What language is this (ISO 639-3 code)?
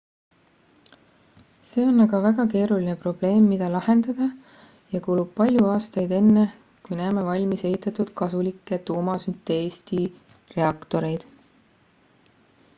est